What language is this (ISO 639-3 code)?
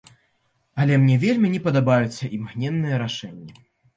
bel